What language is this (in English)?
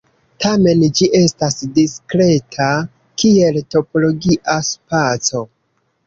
Esperanto